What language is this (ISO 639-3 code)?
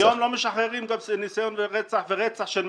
heb